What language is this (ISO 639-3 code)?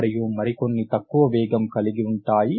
tel